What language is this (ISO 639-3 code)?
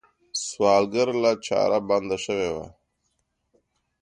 pus